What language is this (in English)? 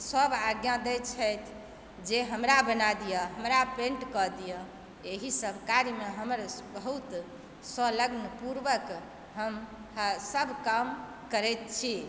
Maithili